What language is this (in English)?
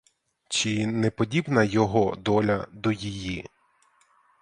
Ukrainian